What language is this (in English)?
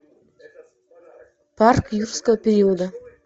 Russian